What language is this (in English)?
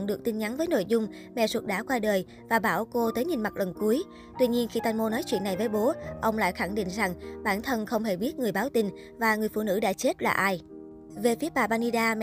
Vietnamese